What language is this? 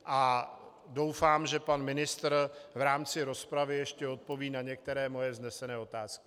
Czech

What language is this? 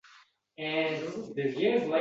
Uzbek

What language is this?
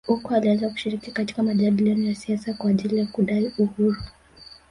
Swahili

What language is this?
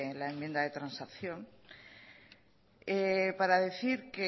Spanish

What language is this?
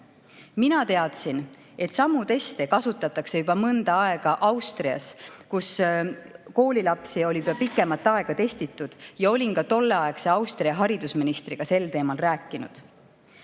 Estonian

